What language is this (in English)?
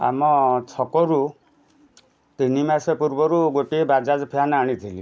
Odia